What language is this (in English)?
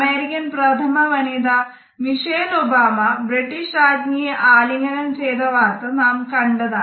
Malayalam